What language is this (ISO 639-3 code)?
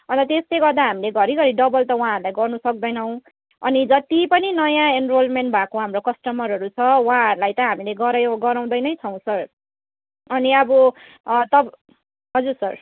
nep